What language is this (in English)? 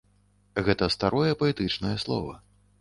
Belarusian